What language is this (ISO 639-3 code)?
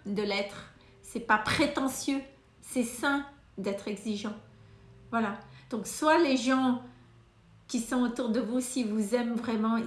fra